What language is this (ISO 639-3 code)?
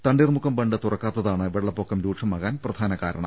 mal